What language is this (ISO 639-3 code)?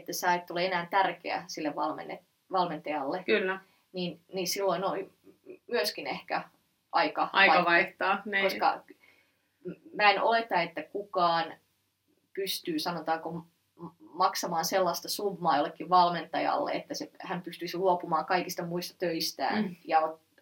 fin